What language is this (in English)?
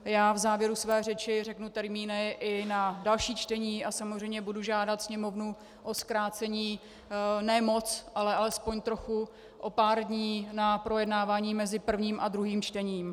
Czech